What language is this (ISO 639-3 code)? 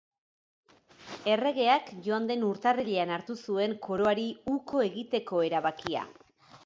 eus